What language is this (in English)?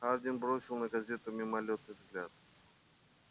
Russian